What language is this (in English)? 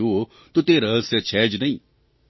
Gujarati